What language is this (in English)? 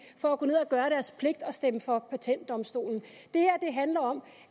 Danish